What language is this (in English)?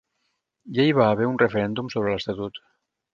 Catalan